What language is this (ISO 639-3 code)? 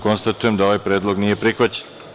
srp